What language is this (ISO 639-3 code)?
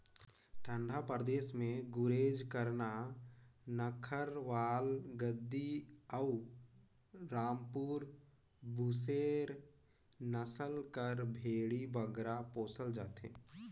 hne